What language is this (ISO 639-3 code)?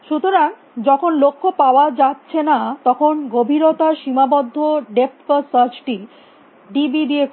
ben